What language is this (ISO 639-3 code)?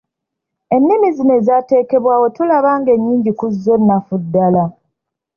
lug